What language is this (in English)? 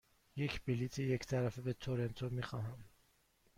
Persian